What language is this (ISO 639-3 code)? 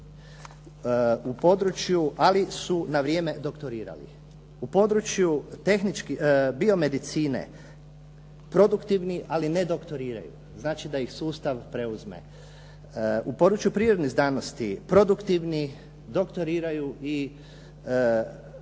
hrv